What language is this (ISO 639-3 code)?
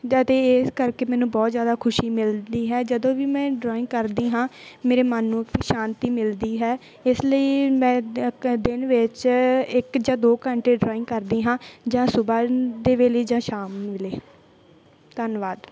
pan